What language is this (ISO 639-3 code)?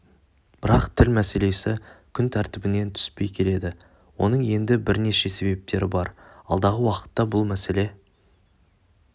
kaz